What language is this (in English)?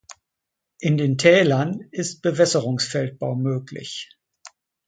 German